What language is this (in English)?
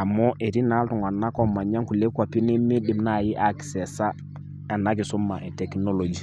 Masai